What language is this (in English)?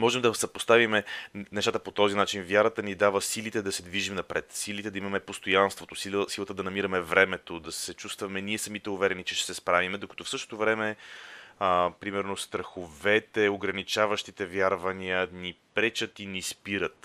Bulgarian